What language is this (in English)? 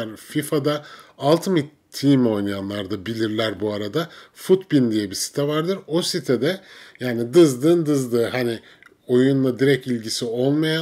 Turkish